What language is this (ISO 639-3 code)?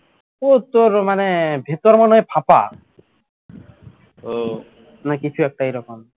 ben